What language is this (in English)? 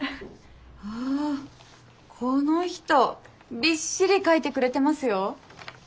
Japanese